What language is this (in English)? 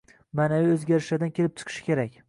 Uzbek